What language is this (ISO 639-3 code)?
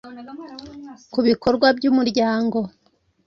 kin